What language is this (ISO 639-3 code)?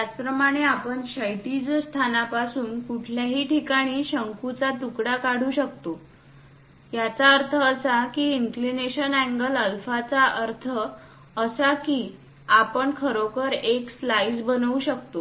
mar